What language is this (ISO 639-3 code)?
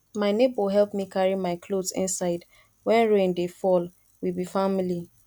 pcm